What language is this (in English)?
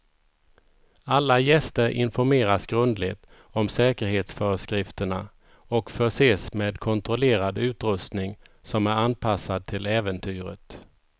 Swedish